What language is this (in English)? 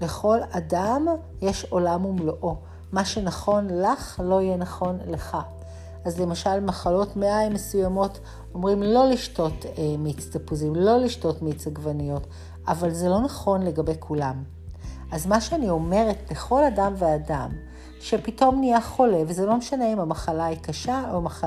Hebrew